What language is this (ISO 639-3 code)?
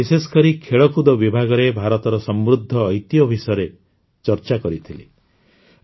ori